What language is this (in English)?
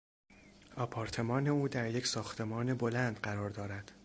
Persian